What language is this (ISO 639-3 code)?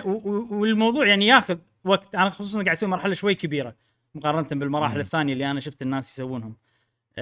ara